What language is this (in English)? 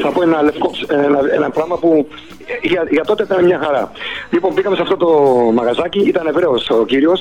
Greek